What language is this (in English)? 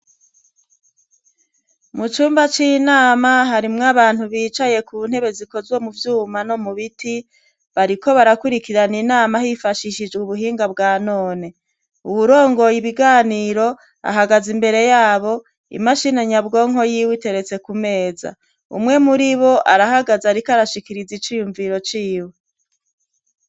Rundi